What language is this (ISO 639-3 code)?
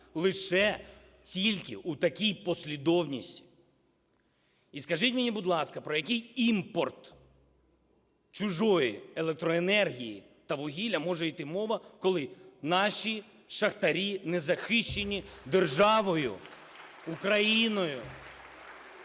ukr